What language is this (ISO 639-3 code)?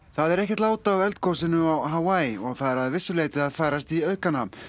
isl